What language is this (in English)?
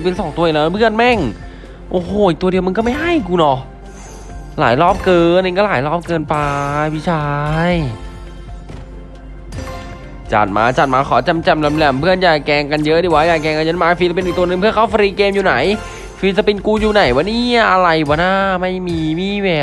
Thai